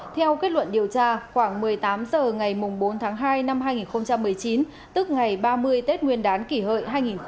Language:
Vietnamese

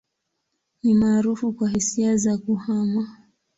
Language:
Swahili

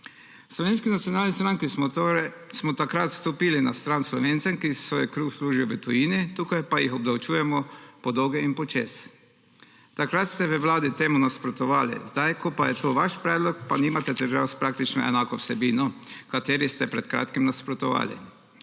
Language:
Slovenian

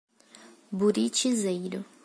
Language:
Portuguese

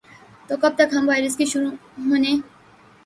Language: Urdu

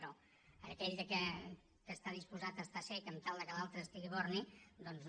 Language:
Catalan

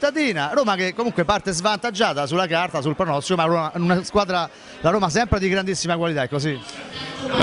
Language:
Italian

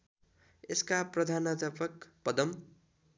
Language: Nepali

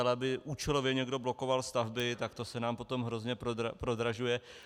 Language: Czech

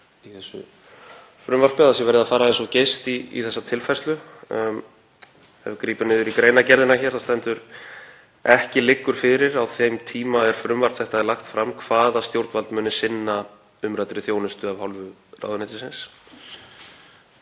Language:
Icelandic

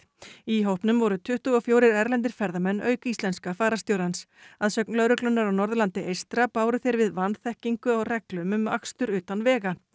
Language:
Icelandic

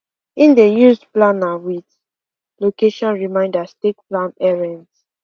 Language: Nigerian Pidgin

